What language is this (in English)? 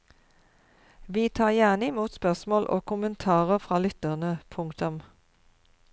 Norwegian